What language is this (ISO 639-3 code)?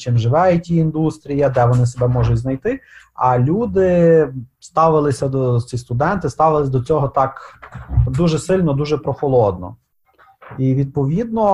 ukr